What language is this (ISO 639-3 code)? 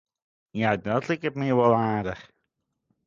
fry